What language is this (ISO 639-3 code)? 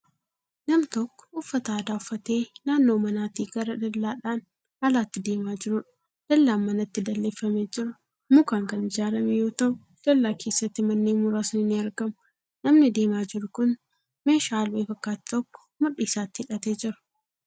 orm